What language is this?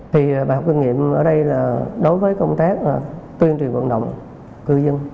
Vietnamese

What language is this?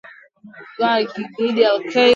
Swahili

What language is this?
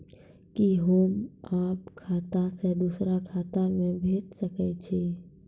Maithili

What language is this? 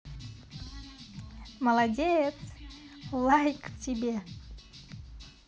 Russian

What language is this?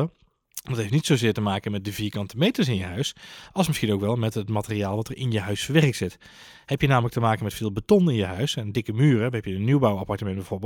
Dutch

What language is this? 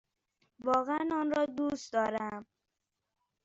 Persian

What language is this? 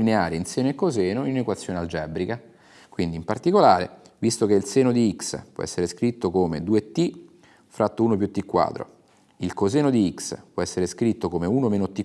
Italian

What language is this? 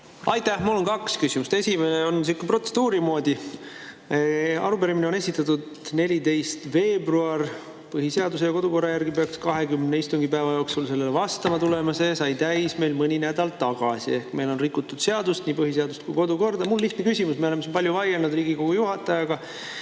Estonian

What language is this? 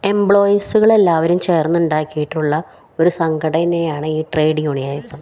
Malayalam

